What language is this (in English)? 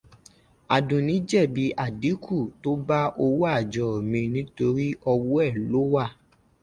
Yoruba